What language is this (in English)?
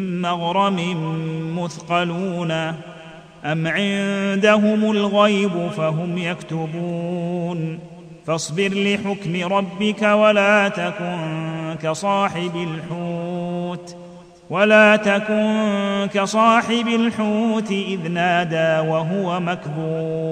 Arabic